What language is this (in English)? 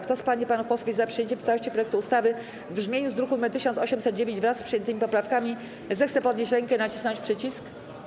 Polish